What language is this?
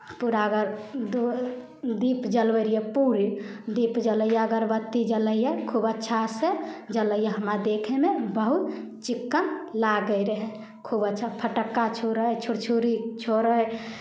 Maithili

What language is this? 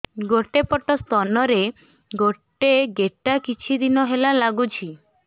Odia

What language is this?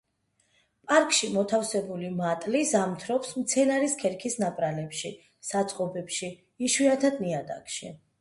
Georgian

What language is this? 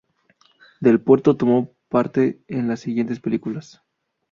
Spanish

